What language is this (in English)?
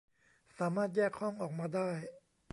Thai